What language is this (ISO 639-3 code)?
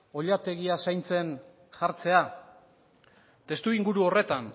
eus